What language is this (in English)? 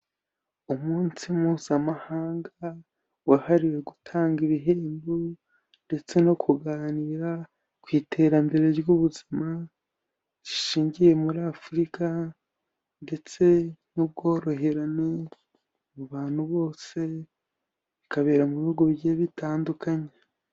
Kinyarwanda